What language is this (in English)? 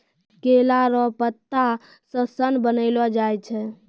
Maithili